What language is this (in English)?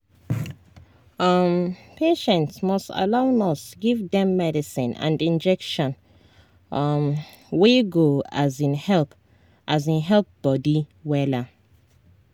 Nigerian Pidgin